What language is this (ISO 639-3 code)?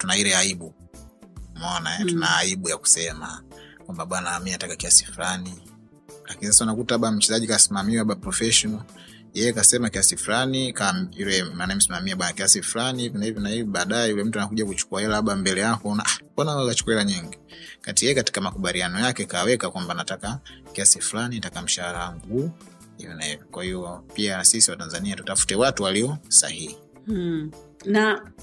swa